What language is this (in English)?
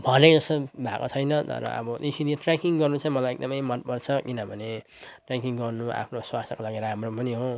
Nepali